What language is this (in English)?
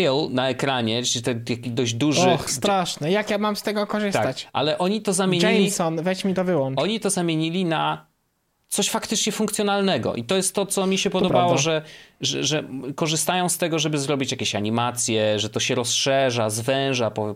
Polish